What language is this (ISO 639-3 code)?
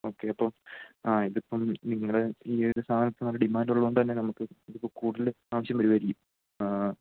mal